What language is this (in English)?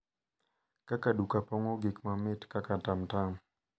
Luo (Kenya and Tanzania)